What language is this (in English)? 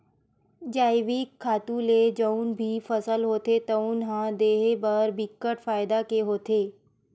Chhattisgarhi